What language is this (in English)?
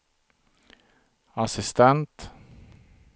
Swedish